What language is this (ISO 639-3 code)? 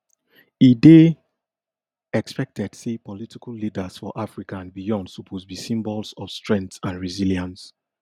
pcm